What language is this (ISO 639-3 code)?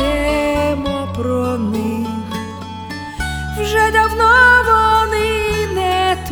ukr